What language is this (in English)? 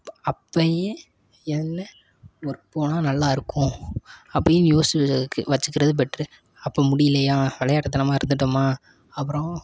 Tamil